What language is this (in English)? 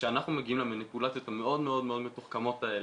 Hebrew